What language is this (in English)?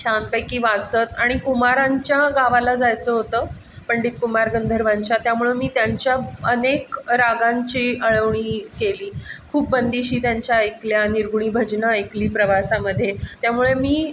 Marathi